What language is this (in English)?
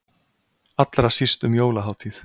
Icelandic